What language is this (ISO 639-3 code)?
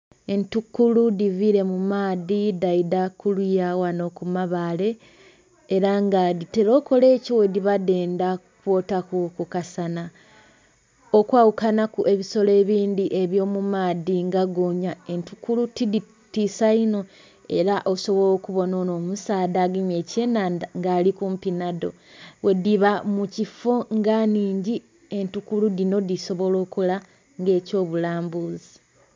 xog